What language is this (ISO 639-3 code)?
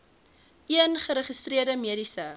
afr